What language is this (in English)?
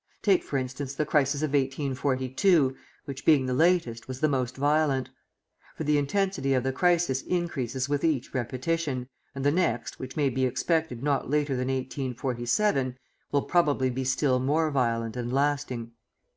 English